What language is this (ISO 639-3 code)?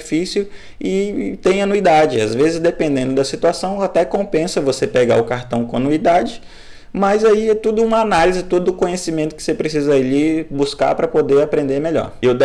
por